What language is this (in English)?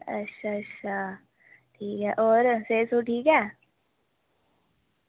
Dogri